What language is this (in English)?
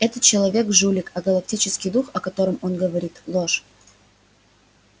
Russian